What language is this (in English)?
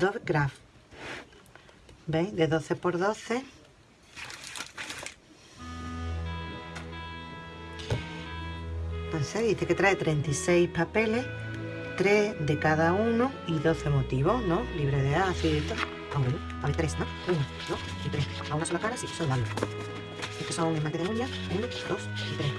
Spanish